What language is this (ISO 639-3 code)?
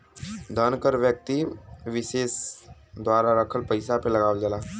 bho